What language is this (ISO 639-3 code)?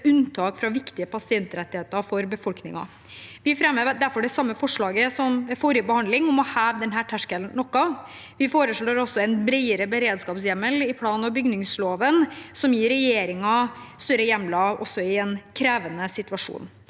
nor